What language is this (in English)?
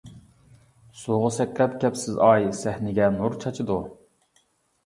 Uyghur